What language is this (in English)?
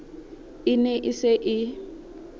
Southern Sotho